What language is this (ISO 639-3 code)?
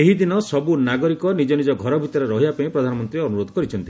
ori